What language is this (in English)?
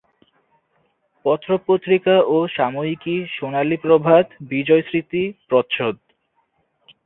Bangla